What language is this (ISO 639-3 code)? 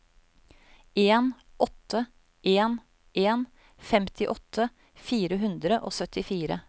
nor